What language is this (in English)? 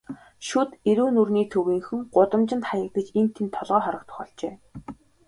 Mongolian